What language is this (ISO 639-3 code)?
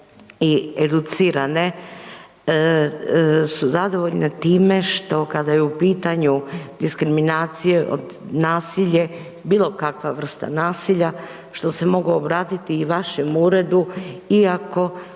hrv